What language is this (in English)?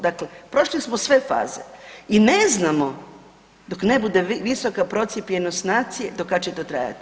Croatian